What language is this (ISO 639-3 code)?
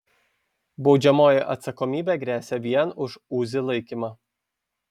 lit